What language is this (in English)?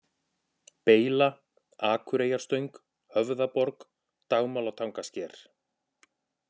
Icelandic